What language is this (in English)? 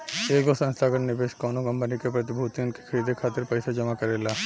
Bhojpuri